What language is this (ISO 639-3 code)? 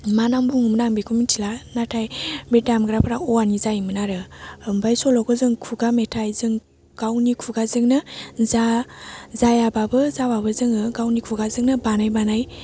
brx